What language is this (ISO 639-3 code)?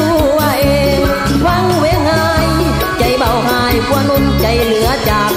tha